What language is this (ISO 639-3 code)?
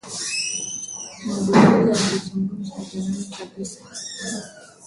swa